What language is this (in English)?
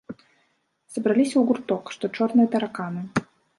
Belarusian